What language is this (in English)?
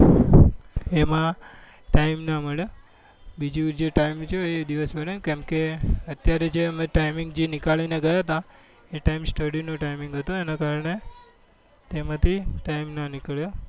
Gujarati